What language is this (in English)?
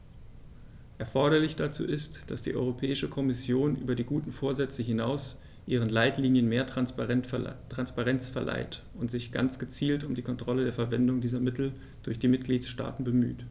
German